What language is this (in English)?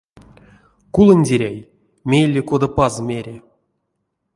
Erzya